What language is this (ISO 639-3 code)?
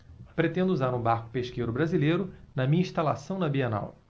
por